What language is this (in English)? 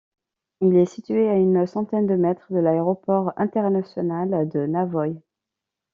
French